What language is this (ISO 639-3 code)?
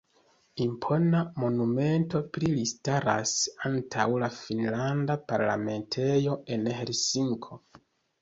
epo